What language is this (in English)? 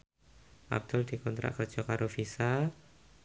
Javanese